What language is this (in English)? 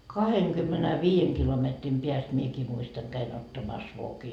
Finnish